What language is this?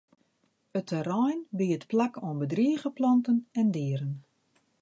Western Frisian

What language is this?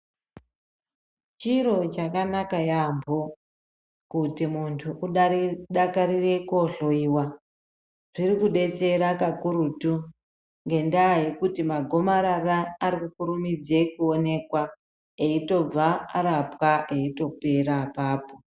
Ndau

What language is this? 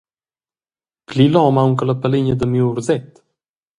Romansh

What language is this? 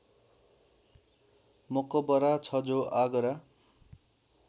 Nepali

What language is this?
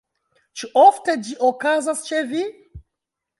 Esperanto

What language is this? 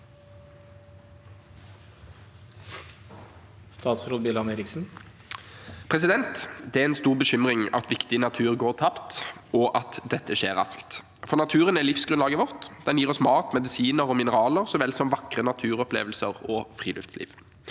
Norwegian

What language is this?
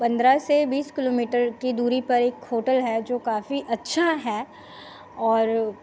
Hindi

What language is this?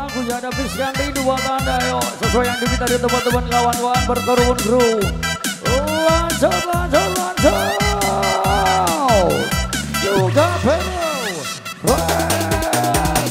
Indonesian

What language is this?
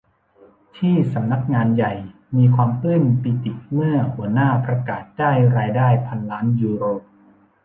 Thai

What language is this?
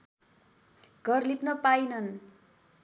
Nepali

